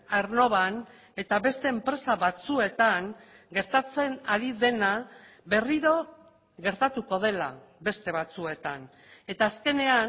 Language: Basque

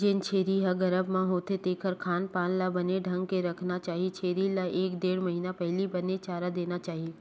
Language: Chhattisgarhi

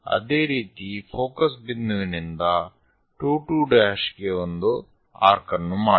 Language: Kannada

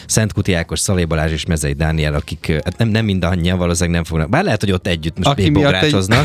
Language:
Hungarian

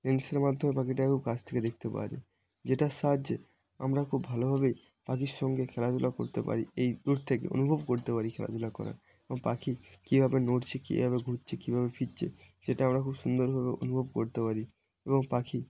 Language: Bangla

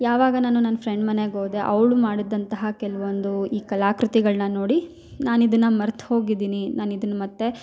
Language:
Kannada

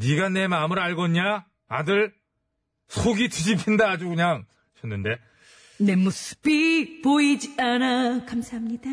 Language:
Korean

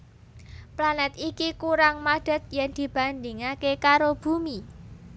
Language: Javanese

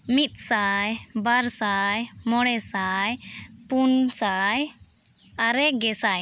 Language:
Santali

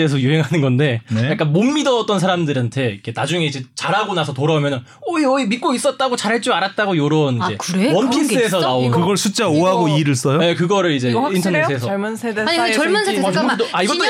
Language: Korean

